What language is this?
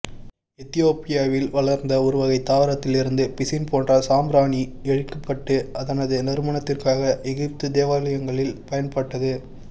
Tamil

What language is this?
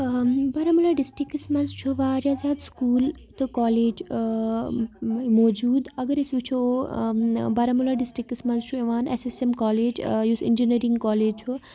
Kashmiri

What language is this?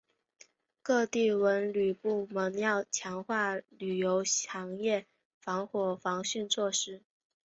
Chinese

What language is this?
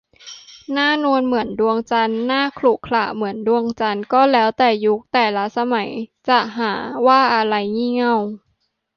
Thai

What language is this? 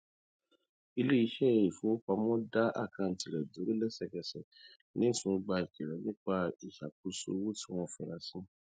Yoruba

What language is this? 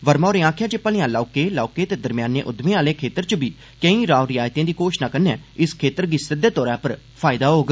Dogri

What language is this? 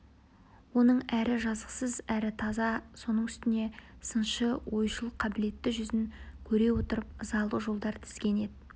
Kazakh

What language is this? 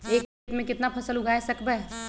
Magahi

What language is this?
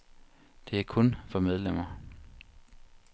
Danish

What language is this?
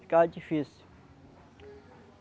Portuguese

